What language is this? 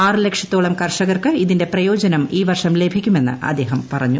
Malayalam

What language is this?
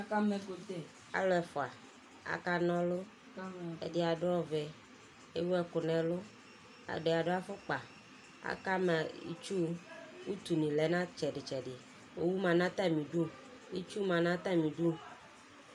Ikposo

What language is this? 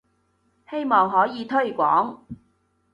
Cantonese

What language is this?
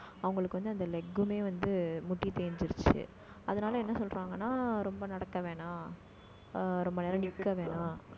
Tamil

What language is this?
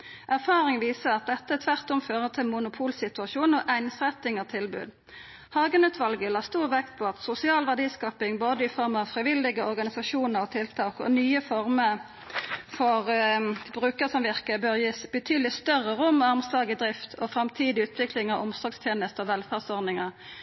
Norwegian Nynorsk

